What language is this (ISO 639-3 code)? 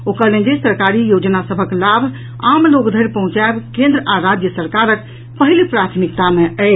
mai